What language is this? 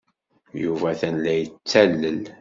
Kabyle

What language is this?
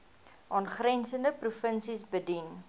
Afrikaans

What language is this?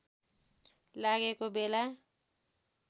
Nepali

